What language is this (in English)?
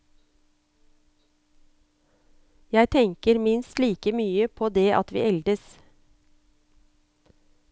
Norwegian